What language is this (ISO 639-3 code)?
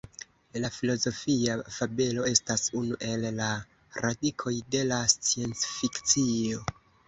epo